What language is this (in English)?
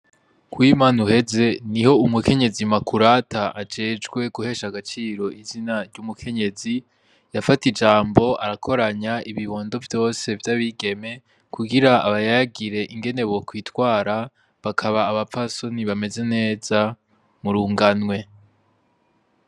Rundi